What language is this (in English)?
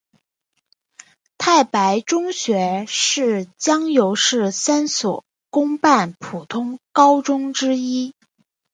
Chinese